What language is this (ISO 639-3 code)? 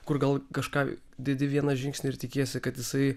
lit